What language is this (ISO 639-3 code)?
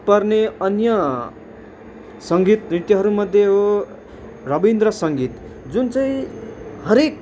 nep